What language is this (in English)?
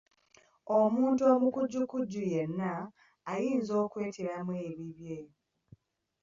Ganda